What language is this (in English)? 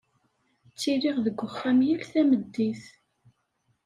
Kabyle